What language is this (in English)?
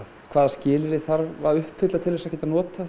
Icelandic